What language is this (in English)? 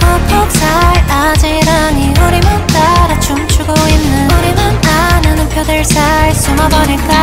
Korean